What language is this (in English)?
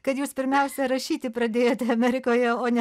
Lithuanian